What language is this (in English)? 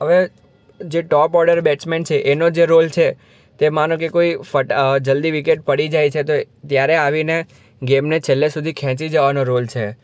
Gujarati